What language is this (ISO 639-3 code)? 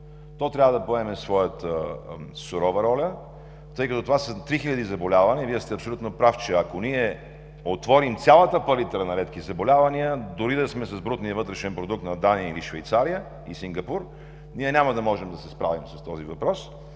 bul